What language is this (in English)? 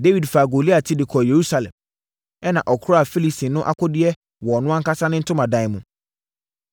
Akan